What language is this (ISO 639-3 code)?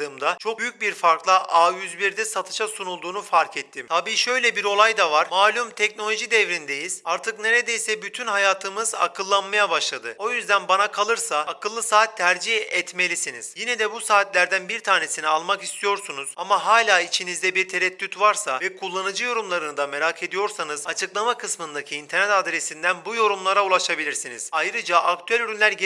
tur